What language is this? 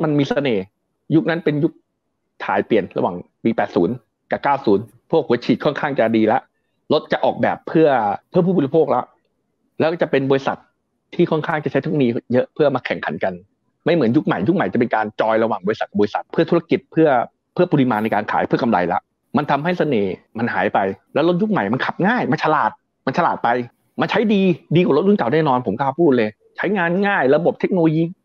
Thai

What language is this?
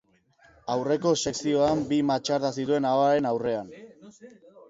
Basque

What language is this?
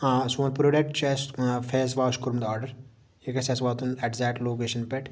Kashmiri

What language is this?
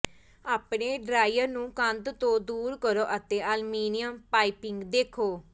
Punjabi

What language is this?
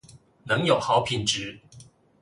Chinese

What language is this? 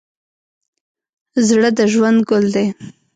Pashto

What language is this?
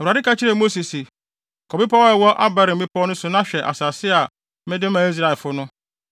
Akan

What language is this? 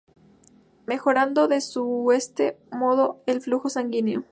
Spanish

